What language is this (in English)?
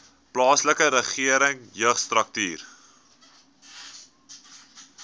Afrikaans